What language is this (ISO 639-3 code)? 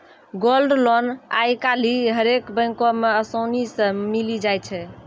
mai